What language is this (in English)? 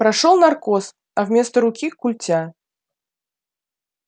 Russian